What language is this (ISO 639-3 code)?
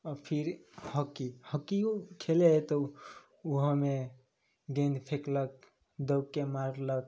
mai